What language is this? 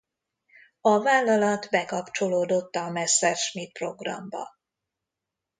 Hungarian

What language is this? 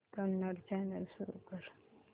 Marathi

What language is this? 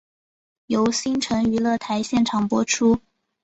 Chinese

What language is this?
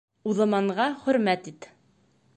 Bashkir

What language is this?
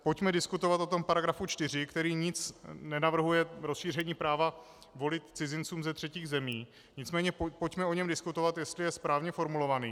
Czech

